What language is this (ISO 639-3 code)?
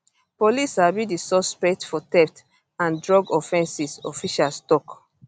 pcm